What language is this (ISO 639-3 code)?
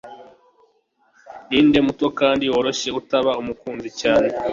kin